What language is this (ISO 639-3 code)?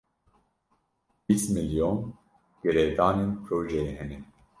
kur